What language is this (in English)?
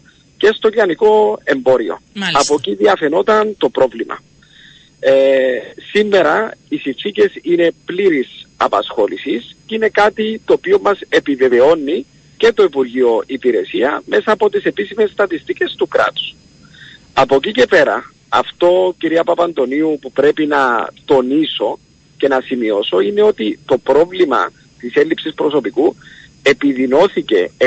Greek